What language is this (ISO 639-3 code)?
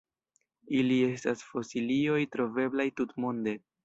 epo